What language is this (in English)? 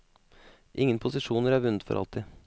Norwegian